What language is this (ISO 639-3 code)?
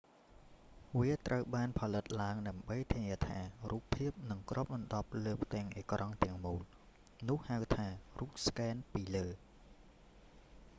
khm